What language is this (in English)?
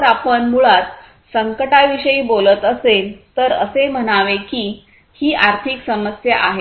Marathi